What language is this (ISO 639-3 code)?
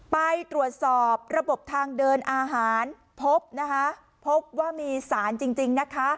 tha